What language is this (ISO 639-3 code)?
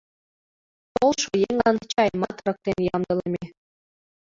chm